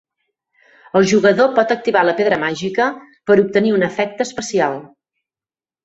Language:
Catalan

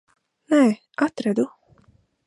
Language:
Latvian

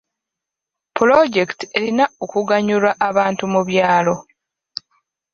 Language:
Ganda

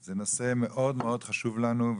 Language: Hebrew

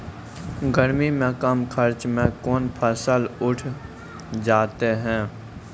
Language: Maithili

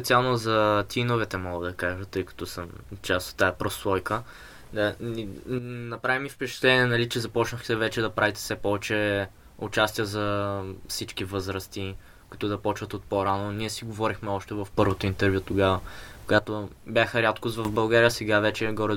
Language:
Bulgarian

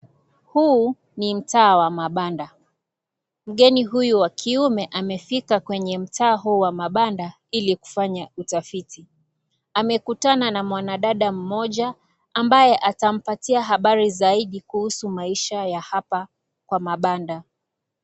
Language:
Swahili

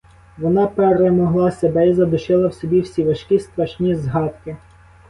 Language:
Ukrainian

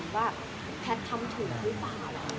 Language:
Thai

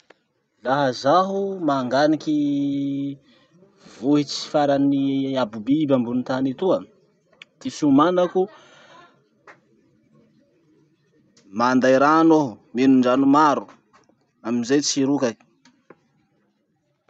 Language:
Masikoro Malagasy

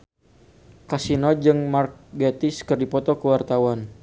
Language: Sundanese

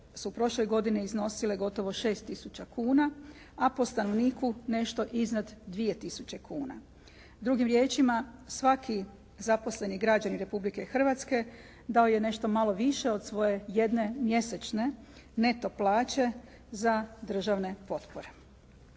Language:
Croatian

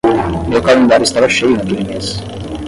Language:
Portuguese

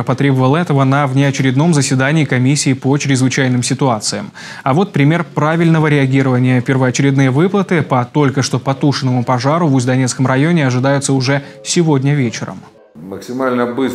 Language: Russian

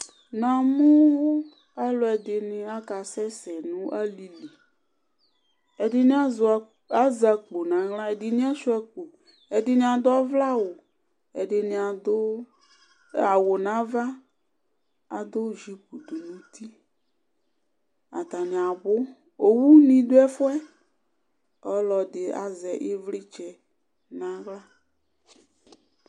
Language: Ikposo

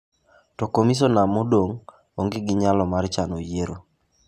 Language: Luo (Kenya and Tanzania)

